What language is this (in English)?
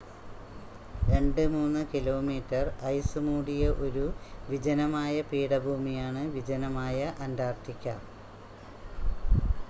Malayalam